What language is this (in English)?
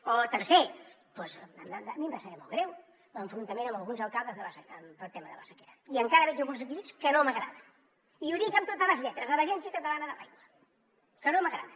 Catalan